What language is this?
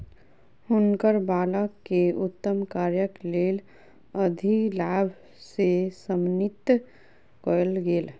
Maithili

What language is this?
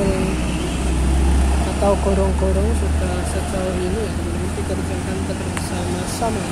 Indonesian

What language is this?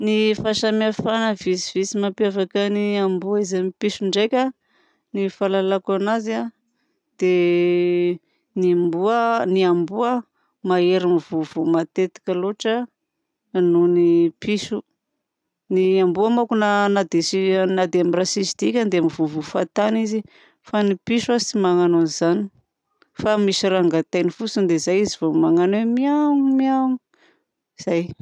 Southern Betsimisaraka Malagasy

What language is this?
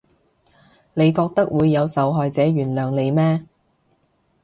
Cantonese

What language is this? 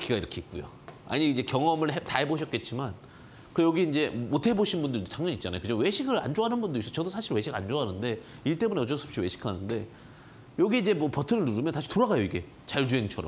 Korean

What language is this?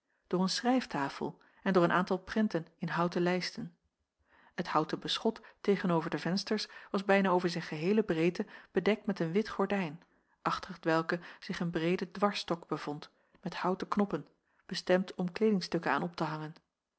Dutch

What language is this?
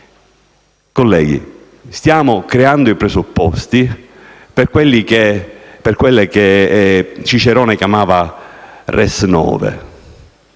Italian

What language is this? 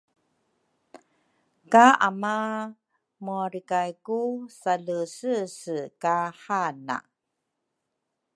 Rukai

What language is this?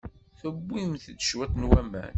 Kabyle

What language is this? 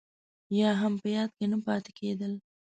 Pashto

